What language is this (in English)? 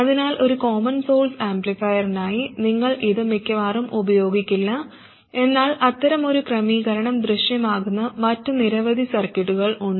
Malayalam